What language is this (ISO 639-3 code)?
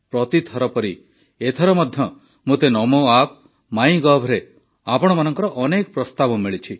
ori